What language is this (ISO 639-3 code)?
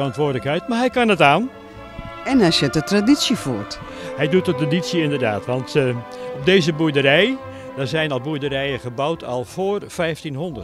nld